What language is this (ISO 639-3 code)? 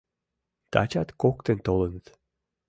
chm